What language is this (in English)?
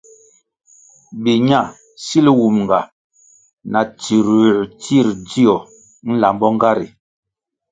Kwasio